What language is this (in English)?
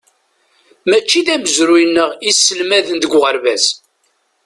Kabyle